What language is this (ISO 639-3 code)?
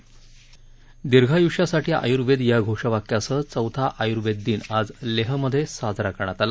mar